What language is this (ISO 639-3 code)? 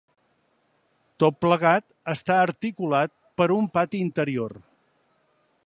cat